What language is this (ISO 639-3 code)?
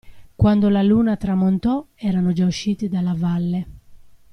ita